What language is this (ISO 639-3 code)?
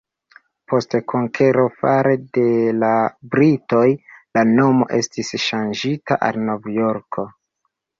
epo